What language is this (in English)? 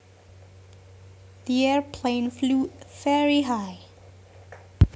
Javanese